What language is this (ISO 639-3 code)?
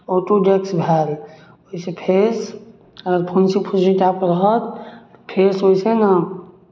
mai